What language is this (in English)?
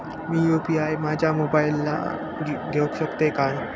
Marathi